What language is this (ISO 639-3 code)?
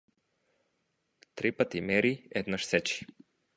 mkd